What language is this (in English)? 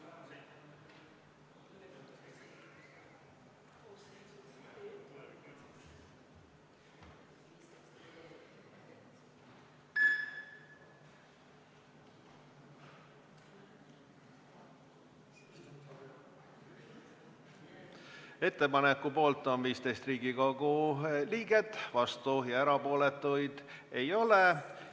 Estonian